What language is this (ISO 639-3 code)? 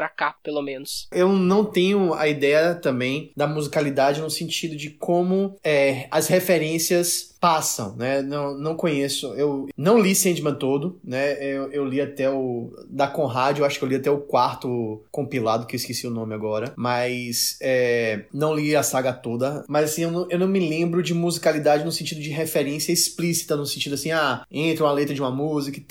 por